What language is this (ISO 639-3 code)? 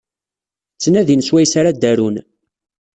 kab